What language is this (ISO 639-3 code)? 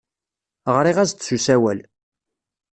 kab